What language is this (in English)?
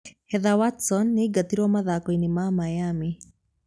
Kikuyu